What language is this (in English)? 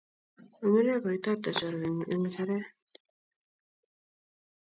Kalenjin